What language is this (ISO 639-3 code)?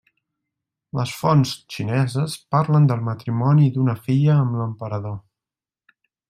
cat